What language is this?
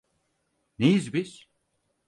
Turkish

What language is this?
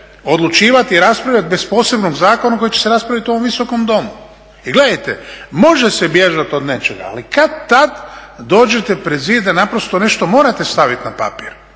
Croatian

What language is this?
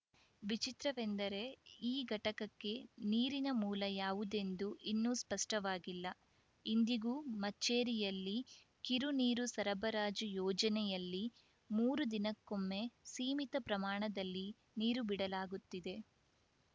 Kannada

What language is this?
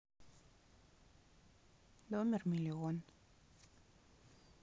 Russian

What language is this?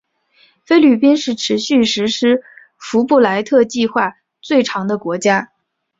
Chinese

